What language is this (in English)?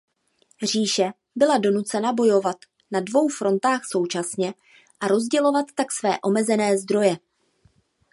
Czech